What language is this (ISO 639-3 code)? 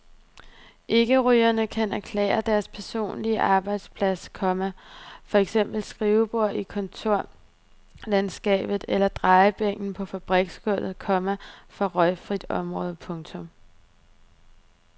dan